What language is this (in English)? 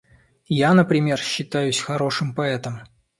Russian